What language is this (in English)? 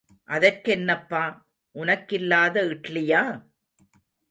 Tamil